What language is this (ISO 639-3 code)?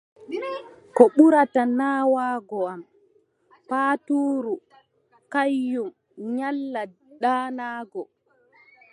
fub